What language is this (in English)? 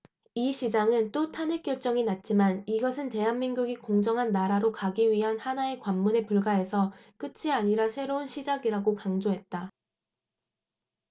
Korean